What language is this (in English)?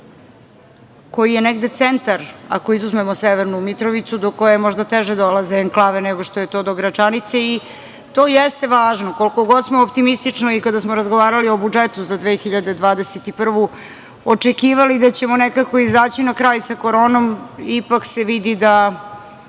Serbian